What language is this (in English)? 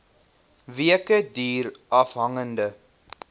Afrikaans